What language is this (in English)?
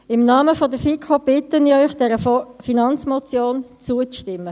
Swiss German